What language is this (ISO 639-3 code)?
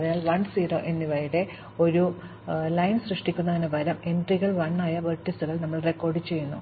mal